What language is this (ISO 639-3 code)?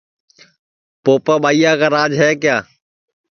ssi